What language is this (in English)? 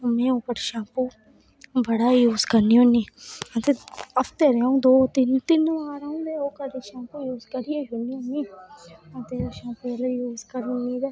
Dogri